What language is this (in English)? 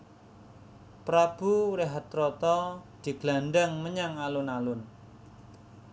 Javanese